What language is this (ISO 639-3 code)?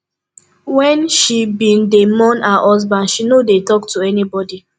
pcm